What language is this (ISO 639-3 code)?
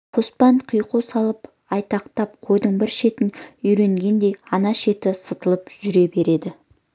kaz